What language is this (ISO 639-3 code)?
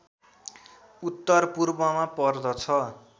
nep